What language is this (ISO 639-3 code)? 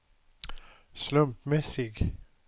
swe